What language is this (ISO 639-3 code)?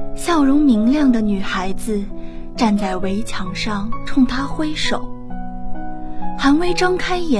zho